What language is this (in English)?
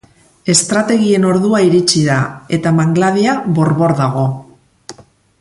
Basque